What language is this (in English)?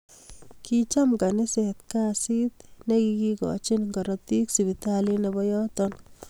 Kalenjin